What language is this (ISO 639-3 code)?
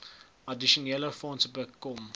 afr